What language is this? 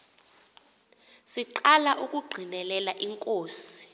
Xhosa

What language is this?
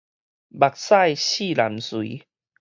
Min Nan Chinese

